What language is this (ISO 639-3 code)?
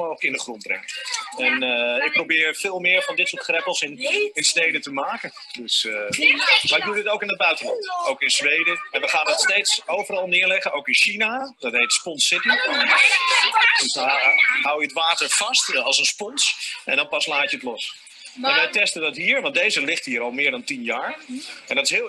nld